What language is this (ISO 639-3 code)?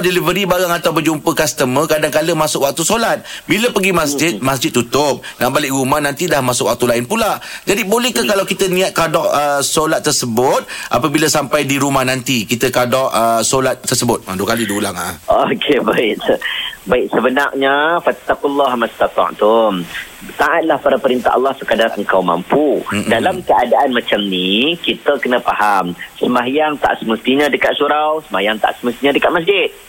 msa